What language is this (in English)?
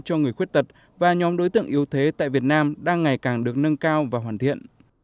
Vietnamese